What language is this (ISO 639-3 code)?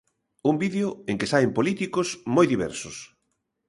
glg